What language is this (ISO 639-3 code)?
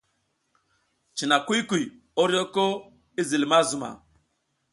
giz